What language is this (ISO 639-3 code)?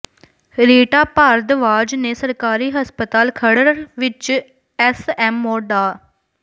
pan